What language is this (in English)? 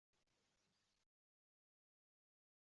Uzbek